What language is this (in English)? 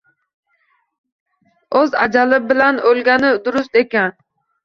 Uzbek